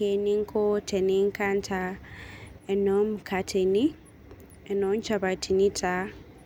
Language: Masai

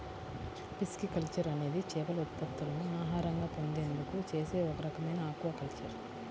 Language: Telugu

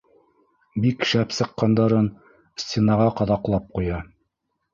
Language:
Bashkir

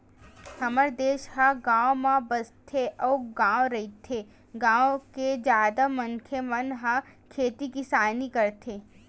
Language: Chhattisgarhi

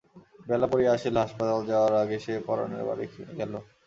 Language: Bangla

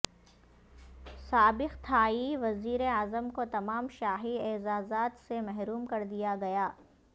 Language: Urdu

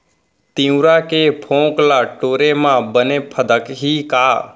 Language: Chhattisgarhi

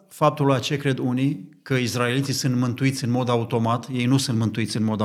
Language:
Romanian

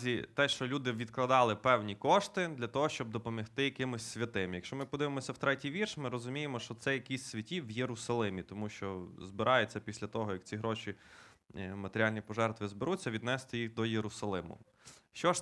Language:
Ukrainian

